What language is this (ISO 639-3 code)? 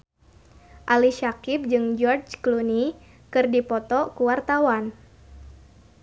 sun